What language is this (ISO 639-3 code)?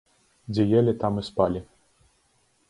bel